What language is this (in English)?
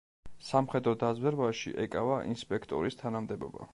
Georgian